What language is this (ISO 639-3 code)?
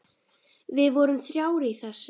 isl